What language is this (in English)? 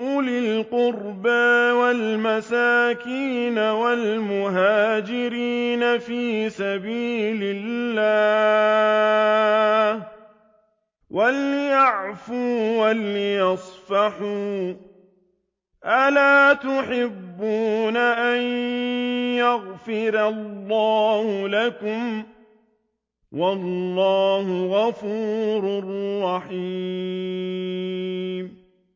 Arabic